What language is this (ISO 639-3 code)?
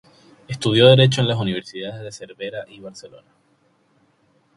spa